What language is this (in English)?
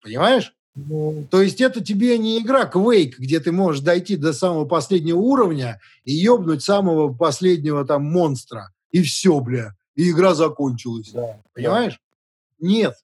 Russian